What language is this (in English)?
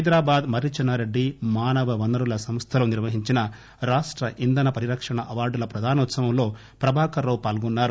Telugu